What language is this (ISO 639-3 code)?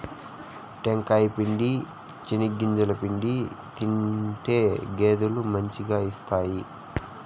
tel